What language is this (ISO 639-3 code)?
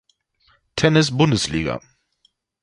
deu